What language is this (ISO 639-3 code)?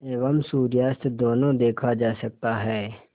hin